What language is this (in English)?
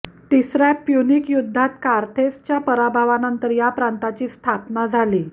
Marathi